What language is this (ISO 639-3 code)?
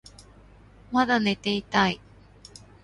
jpn